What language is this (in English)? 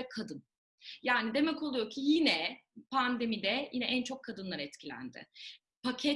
Turkish